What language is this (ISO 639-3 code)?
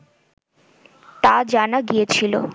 ben